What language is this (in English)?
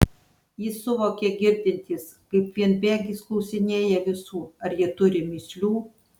Lithuanian